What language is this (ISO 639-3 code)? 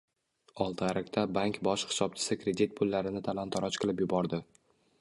uzb